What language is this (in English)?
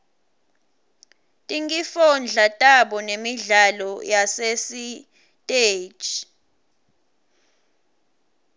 Swati